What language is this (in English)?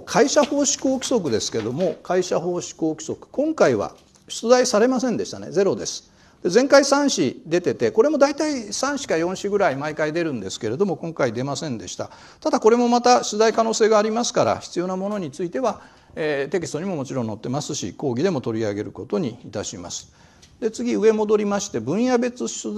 Japanese